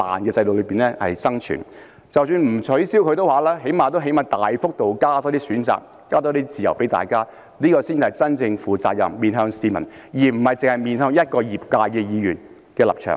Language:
Cantonese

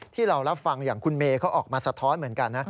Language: Thai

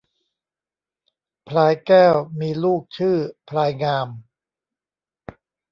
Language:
Thai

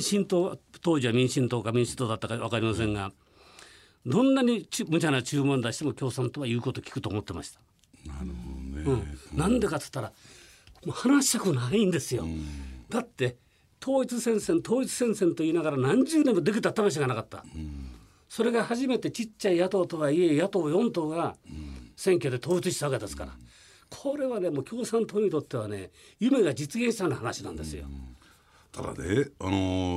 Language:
Japanese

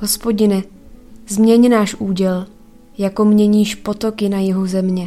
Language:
Czech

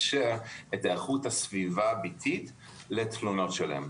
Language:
Hebrew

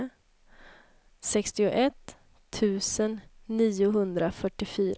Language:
Swedish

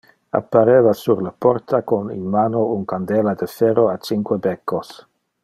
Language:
Interlingua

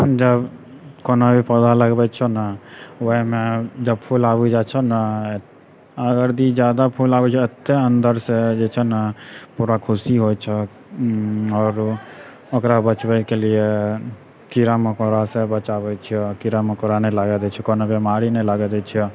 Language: Maithili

